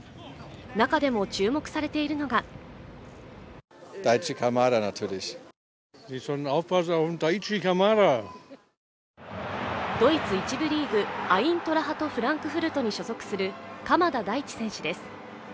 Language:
Japanese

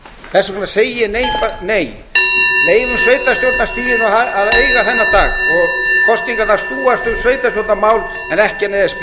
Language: Icelandic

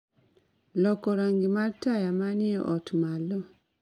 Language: Luo (Kenya and Tanzania)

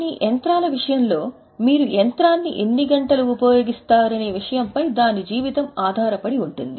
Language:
Telugu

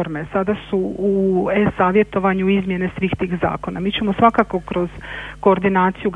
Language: Croatian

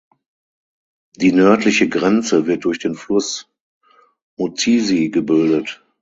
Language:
German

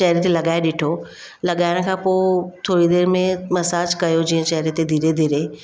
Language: Sindhi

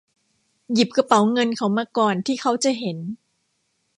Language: Thai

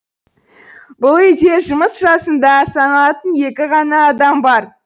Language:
Kazakh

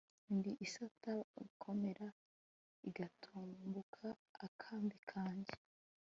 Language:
Kinyarwanda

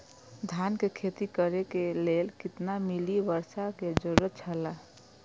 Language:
Maithili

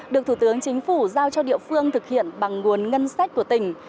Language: Vietnamese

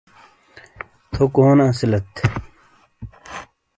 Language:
Shina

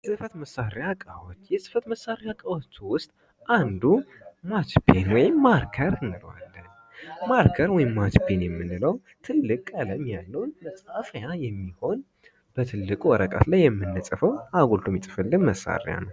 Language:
Amharic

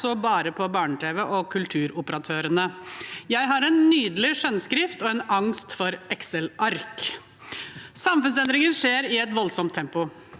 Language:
Norwegian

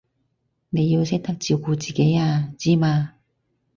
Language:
Cantonese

